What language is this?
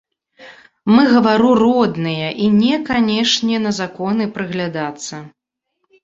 Belarusian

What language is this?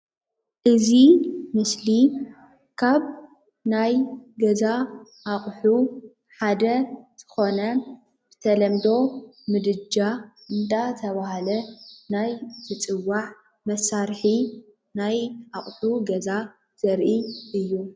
Tigrinya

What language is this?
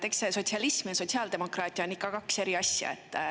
Estonian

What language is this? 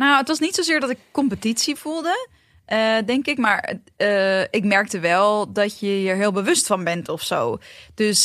Dutch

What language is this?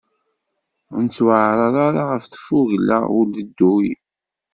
Kabyle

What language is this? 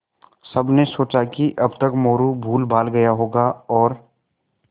Hindi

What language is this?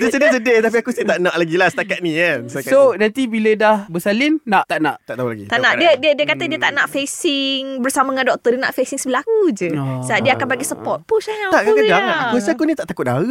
Malay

